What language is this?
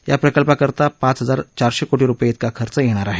Marathi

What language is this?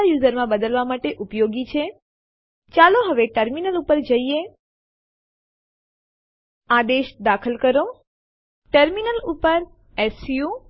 Gujarati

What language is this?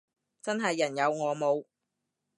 Cantonese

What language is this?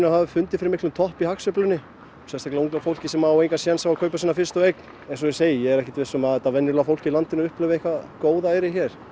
Icelandic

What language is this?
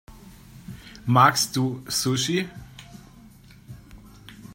German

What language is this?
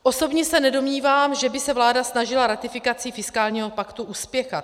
Czech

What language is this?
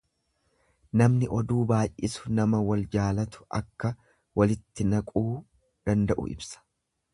Oromo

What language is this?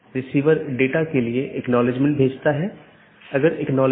Hindi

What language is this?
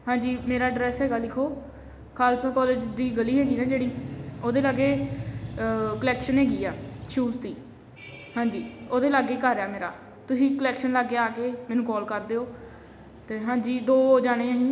Punjabi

